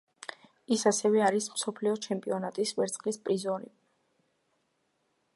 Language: Georgian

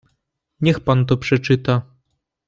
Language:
Polish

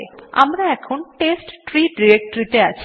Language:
Bangla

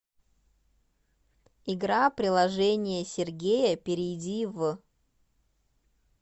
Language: Russian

